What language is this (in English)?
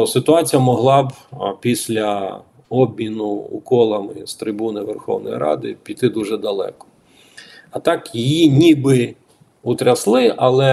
Ukrainian